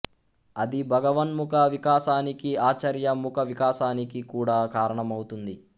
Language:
Telugu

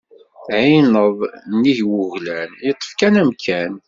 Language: Kabyle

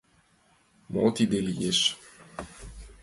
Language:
Mari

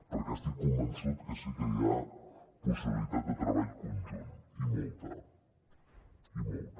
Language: Catalan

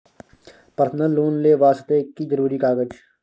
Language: Maithili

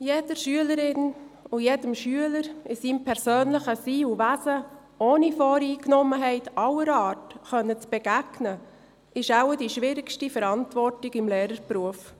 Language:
Swiss German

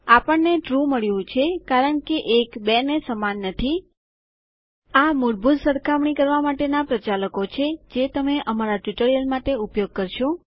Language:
Gujarati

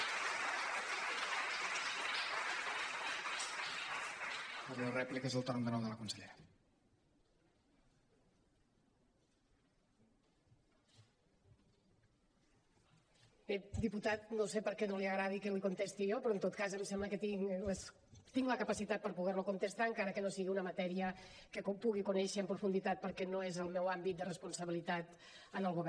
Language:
Catalan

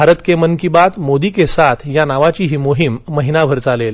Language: Marathi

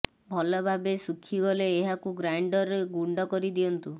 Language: Odia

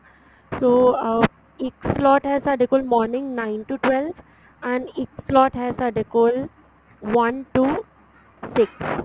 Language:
Punjabi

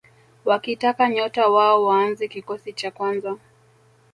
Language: Swahili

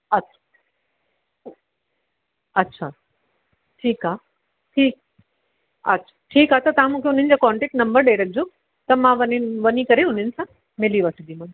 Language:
Sindhi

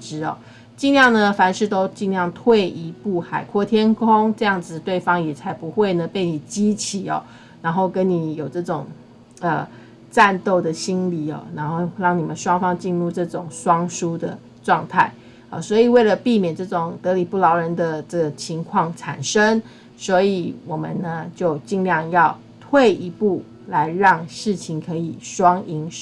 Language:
Chinese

